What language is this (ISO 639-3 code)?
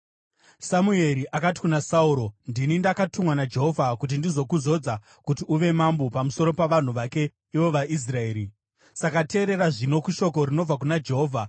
sna